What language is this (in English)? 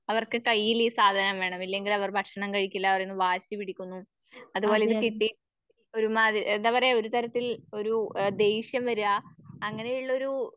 Malayalam